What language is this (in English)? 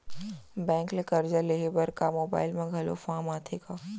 Chhattisgarhi